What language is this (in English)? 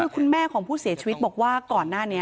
Thai